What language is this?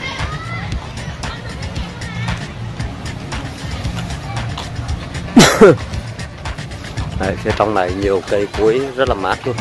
Vietnamese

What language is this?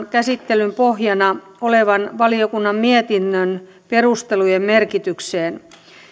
Finnish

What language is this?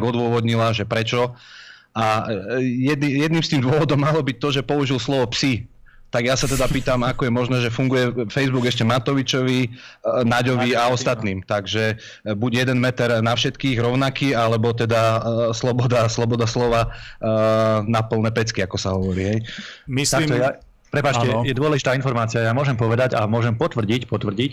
Slovak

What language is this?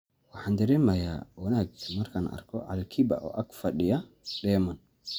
Somali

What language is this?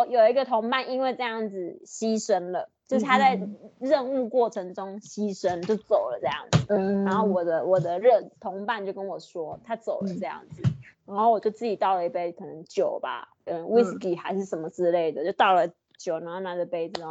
Chinese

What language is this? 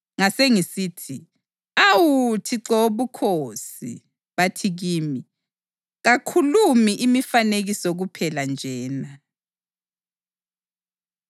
North Ndebele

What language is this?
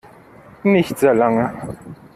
German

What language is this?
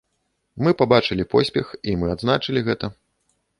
Belarusian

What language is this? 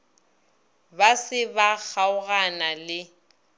Northern Sotho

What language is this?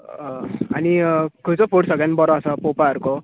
Konkani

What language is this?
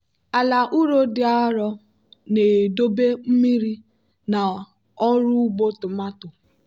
Igbo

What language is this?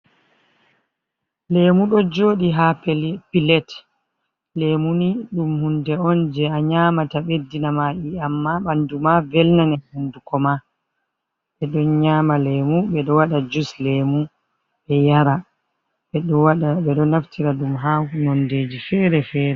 Fula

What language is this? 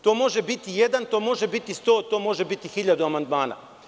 Serbian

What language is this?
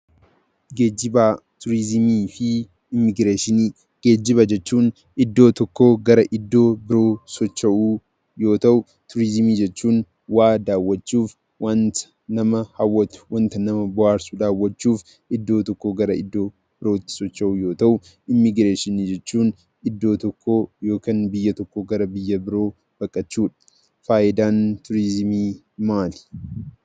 Oromo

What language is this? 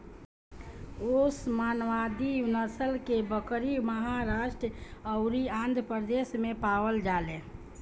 Bhojpuri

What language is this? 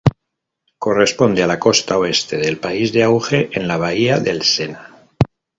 Spanish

